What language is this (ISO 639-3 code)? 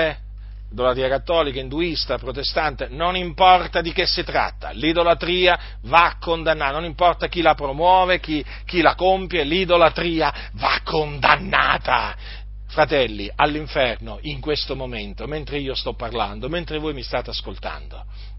ita